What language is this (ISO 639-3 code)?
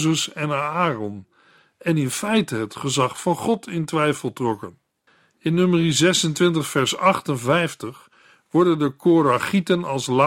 nld